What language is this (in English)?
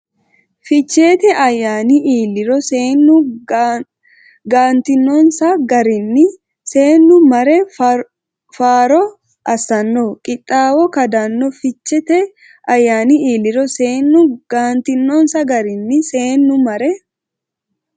Sidamo